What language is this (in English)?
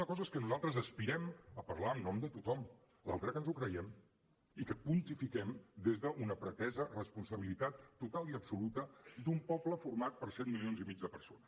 Catalan